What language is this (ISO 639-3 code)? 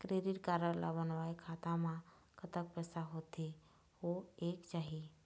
hne